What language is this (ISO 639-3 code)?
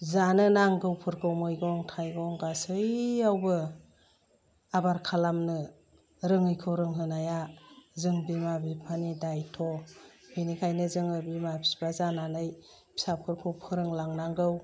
brx